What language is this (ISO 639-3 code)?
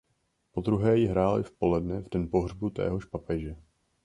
ces